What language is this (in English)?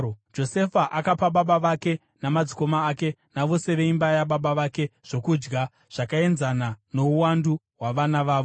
Shona